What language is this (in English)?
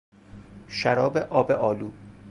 Persian